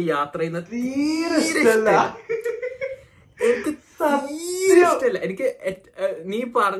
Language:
Malayalam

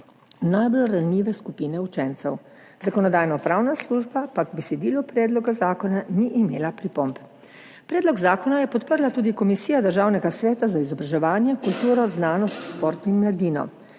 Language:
Slovenian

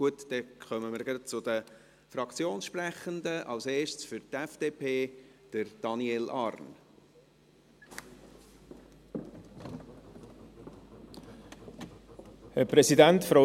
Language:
Swiss German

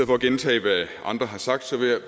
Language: Danish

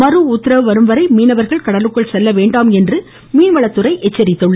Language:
Tamil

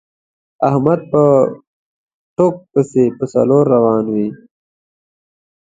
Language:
Pashto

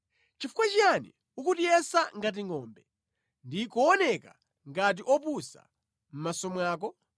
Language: Nyanja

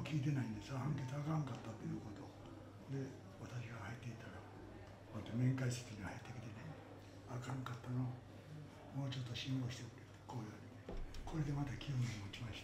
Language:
Japanese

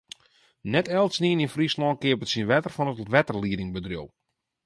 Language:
Western Frisian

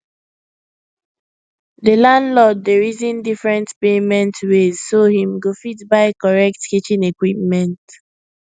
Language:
Nigerian Pidgin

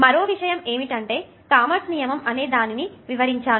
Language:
Telugu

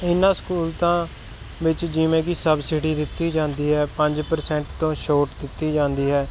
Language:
Punjabi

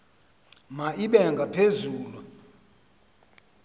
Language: Xhosa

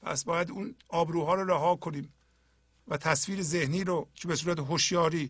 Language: Persian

